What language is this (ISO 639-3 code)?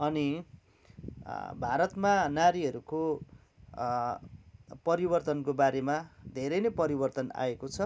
nep